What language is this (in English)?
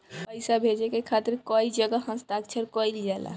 Bhojpuri